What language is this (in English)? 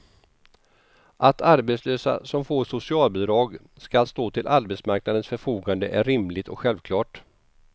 Swedish